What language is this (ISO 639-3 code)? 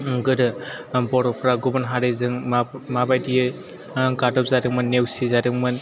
brx